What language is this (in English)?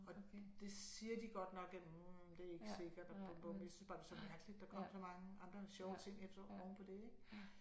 Danish